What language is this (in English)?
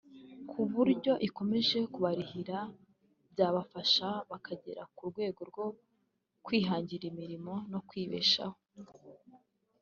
Kinyarwanda